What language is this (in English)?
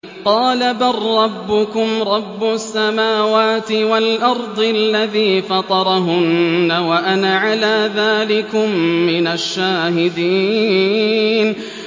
Arabic